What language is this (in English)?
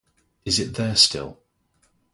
English